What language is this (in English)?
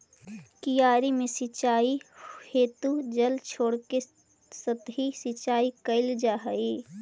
Magahi